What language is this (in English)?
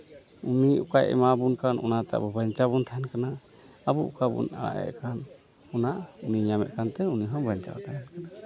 Santali